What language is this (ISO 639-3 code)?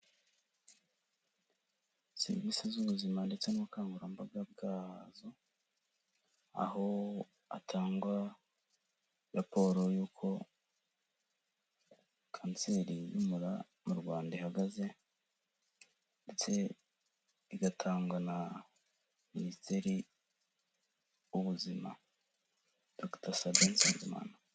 kin